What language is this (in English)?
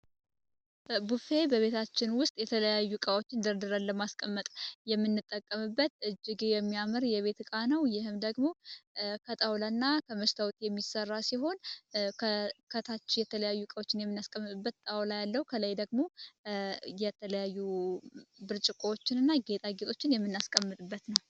Amharic